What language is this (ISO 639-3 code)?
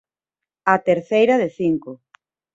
glg